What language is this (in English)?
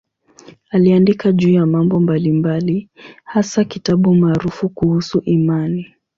Swahili